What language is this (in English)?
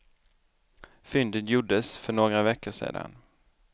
Swedish